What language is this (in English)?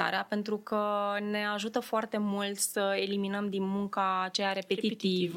Romanian